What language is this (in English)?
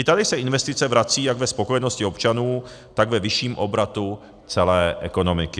Czech